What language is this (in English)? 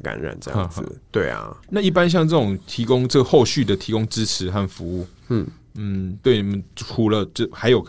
Chinese